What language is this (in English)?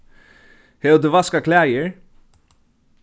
Faroese